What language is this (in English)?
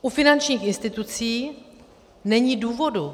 Czech